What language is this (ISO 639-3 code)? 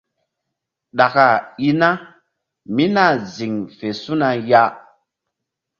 mdd